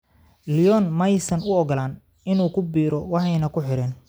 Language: Somali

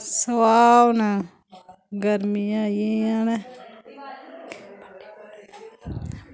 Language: Dogri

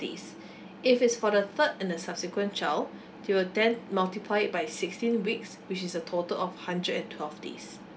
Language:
English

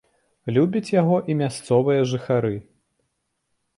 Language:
Belarusian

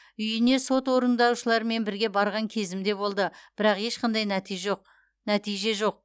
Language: Kazakh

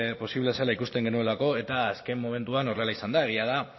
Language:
Basque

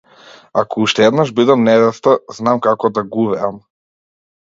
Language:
Macedonian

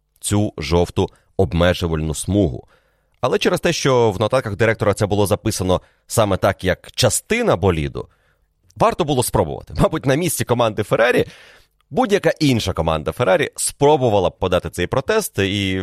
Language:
Ukrainian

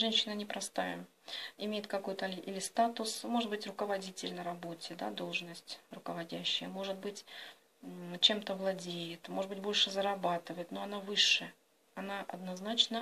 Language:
Russian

